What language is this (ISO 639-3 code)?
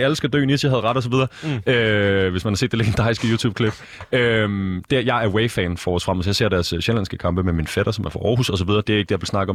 dan